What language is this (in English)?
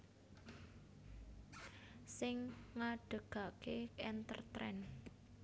Javanese